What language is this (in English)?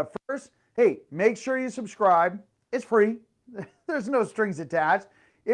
English